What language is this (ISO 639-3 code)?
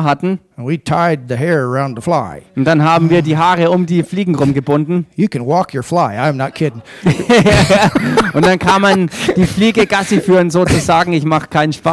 deu